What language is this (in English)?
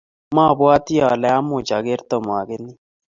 Kalenjin